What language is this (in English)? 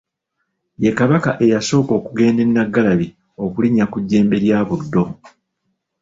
Ganda